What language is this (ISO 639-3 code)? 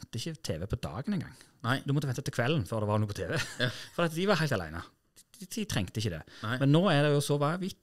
nor